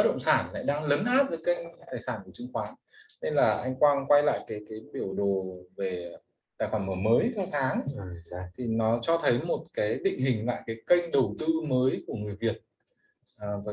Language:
Vietnamese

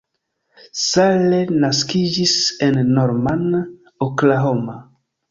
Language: Esperanto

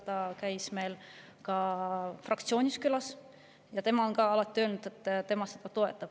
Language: Estonian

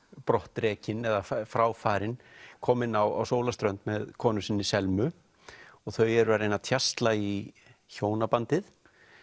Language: Icelandic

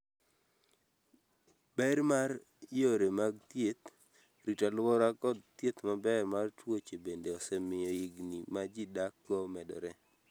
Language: Luo (Kenya and Tanzania)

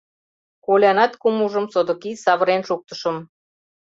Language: Mari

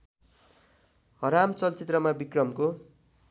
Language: Nepali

